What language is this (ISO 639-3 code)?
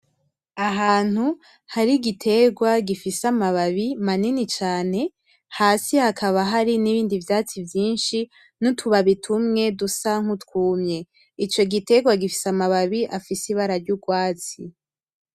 run